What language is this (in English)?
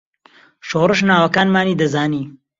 Central Kurdish